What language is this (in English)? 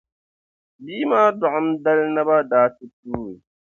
Dagbani